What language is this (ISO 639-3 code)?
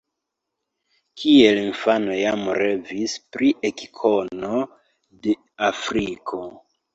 epo